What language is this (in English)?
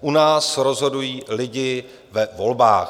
Czech